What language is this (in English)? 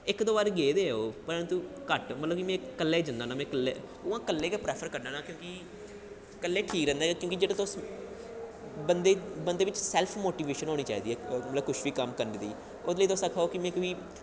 Dogri